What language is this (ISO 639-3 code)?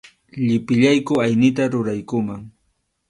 qxu